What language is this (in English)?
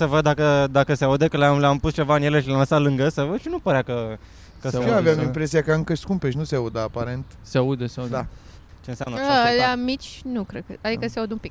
Romanian